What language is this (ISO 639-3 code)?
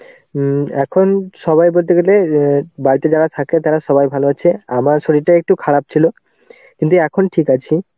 ben